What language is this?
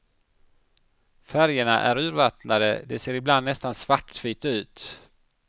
Swedish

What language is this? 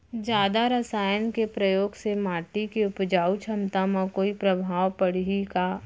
Chhattisgarhi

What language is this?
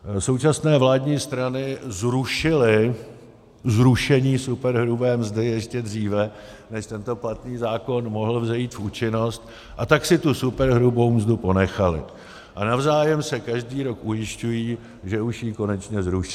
Czech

